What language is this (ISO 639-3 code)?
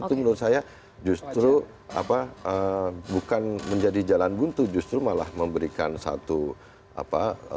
ind